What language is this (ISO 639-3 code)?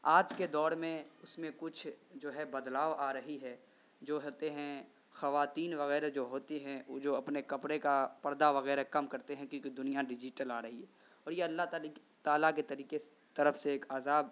urd